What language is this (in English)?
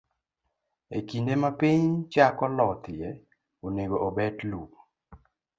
Luo (Kenya and Tanzania)